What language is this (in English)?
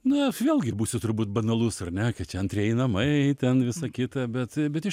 Lithuanian